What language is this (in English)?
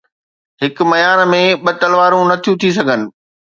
Sindhi